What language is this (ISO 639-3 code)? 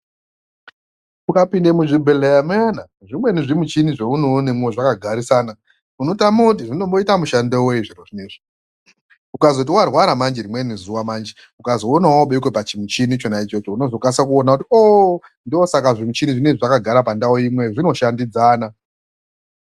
ndc